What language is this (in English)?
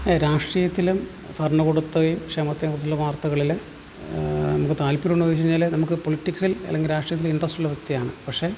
Malayalam